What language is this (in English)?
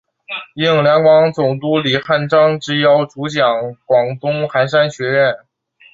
Chinese